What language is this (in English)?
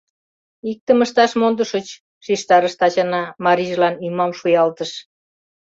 Mari